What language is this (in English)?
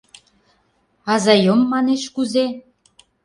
Mari